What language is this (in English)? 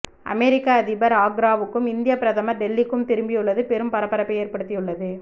Tamil